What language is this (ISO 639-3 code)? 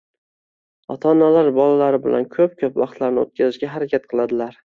uzb